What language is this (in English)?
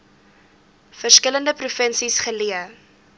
Afrikaans